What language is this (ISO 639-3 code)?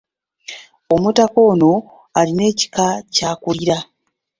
lug